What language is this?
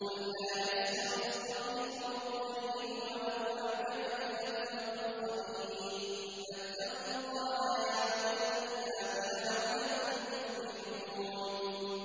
Arabic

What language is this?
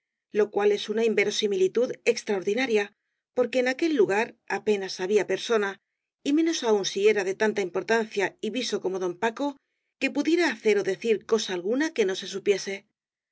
Spanish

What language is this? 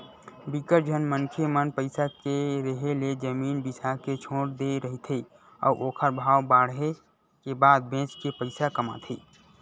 Chhattisgarhi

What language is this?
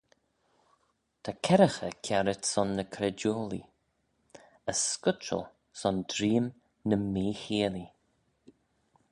Manx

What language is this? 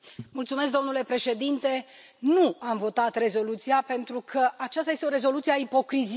Romanian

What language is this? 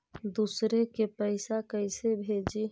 Magahi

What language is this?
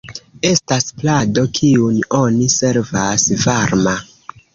Esperanto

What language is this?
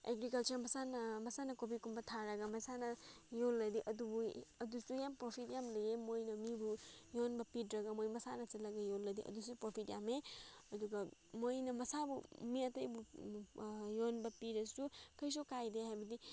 Manipuri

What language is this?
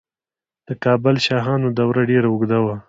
Pashto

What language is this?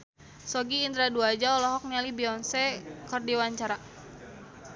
Sundanese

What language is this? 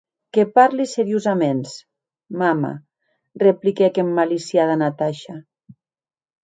Occitan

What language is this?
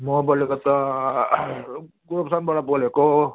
Nepali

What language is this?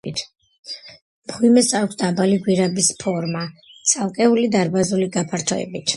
Georgian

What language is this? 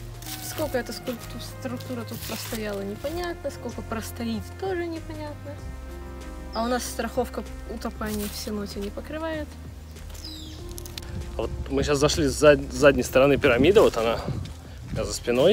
Russian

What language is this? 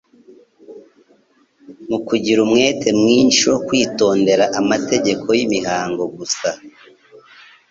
Kinyarwanda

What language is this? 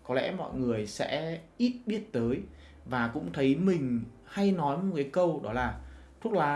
Vietnamese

